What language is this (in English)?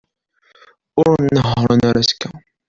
Kabyle